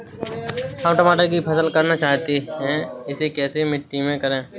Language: Hindi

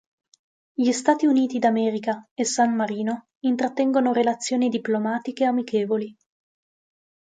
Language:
Italian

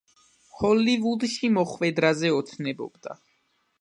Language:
Georgian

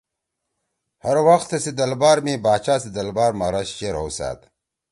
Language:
Torwali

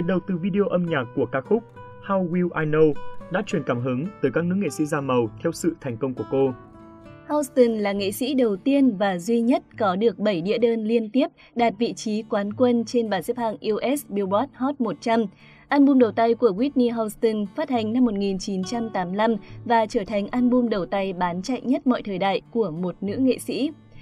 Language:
Vietnamese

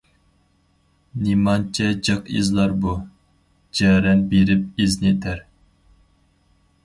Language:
Uyghur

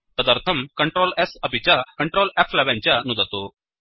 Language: Sanskrit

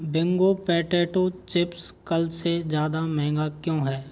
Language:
Hindi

